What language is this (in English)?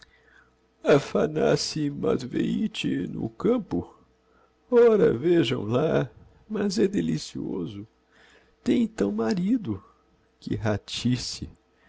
Portuguese